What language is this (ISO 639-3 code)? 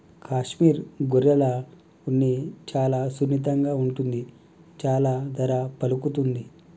tel